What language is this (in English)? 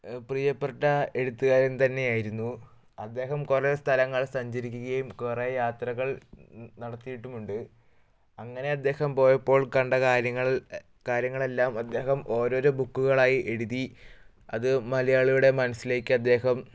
Malayalam